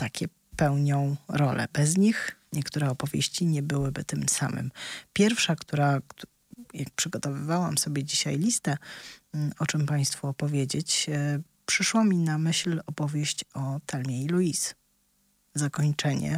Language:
Polish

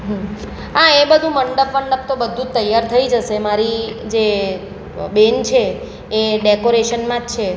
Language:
Gujarati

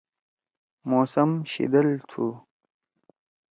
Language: Torwali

